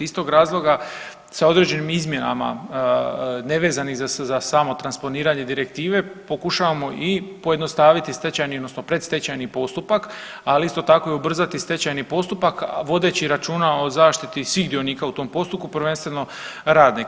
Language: Croatian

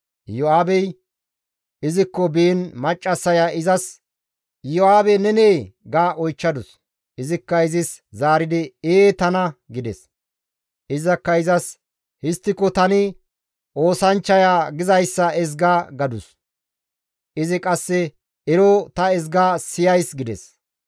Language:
Gamo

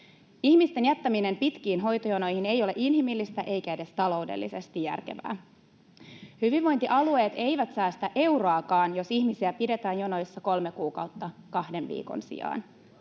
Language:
Finnish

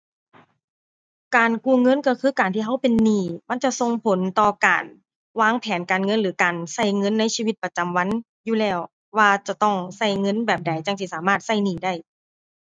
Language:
Thai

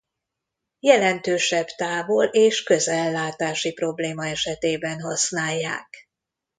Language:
Hungarian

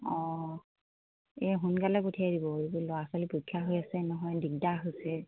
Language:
Assamese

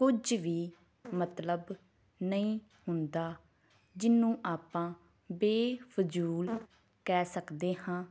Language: Punjabi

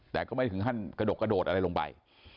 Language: Thai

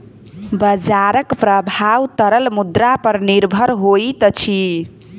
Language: Maithili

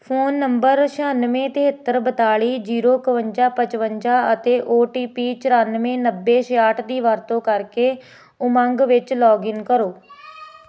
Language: Punjabi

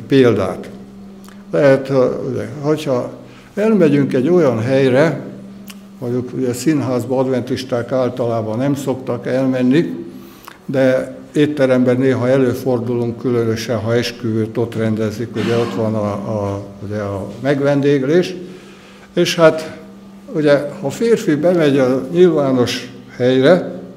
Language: Hungarian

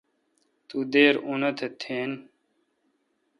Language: Kalkoti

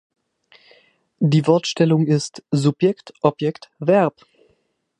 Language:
German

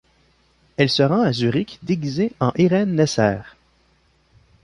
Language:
French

